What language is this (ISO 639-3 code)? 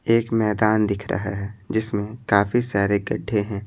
hin